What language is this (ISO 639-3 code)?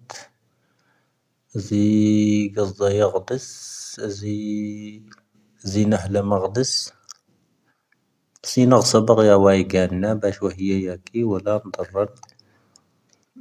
thv